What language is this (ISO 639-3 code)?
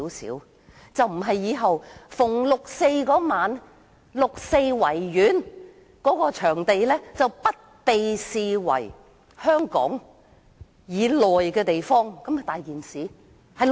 yue